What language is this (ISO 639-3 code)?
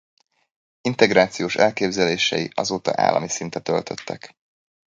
hun